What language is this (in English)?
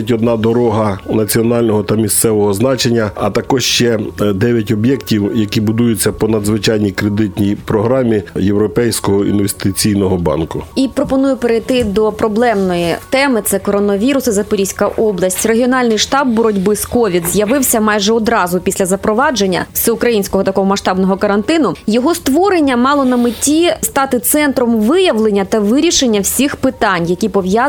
Ukrainian